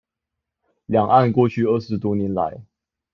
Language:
Chinese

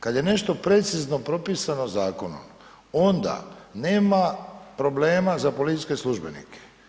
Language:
Croatian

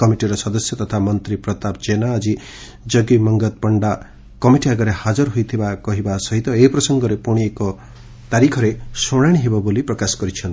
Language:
Odia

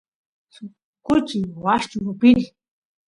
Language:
Santiago del Estero Quichua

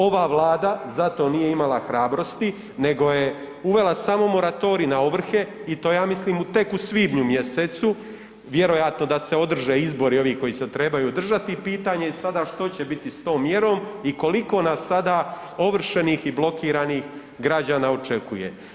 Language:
Croatian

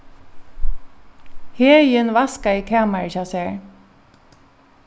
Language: Faroese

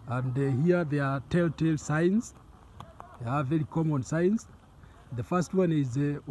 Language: English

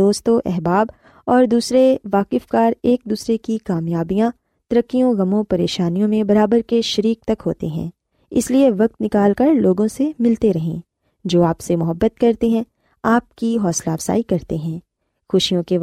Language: Urdu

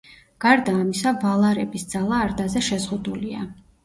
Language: Georgian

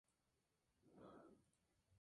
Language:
Spanish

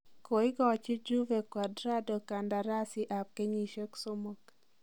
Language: Kalenjin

